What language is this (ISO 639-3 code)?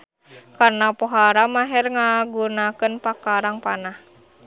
sun